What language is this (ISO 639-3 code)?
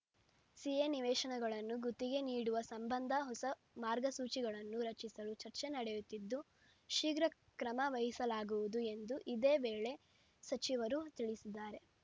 kan